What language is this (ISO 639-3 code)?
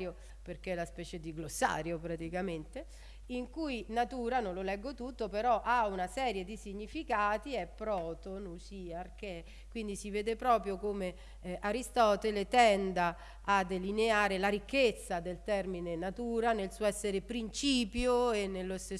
ita